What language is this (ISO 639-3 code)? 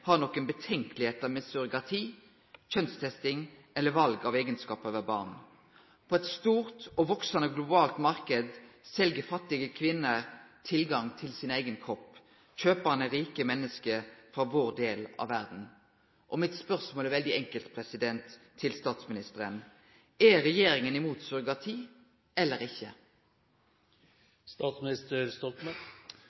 nno